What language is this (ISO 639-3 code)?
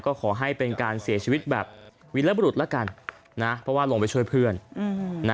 tha